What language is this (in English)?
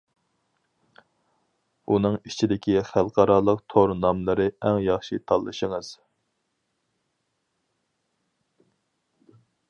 Uyghur